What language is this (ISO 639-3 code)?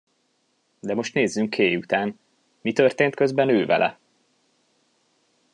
hun